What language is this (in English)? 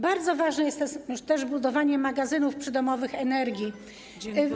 Polish